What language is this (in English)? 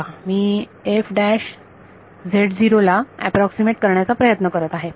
Marathi